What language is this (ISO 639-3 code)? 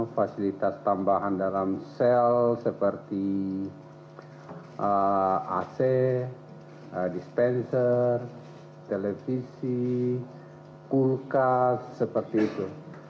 ind